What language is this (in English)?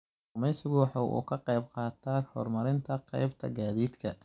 Somali